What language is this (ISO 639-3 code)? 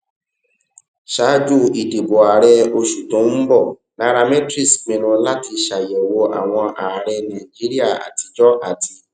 yor